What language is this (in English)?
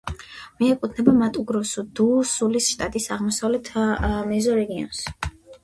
Georgian